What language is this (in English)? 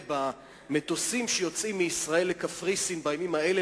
Hebrew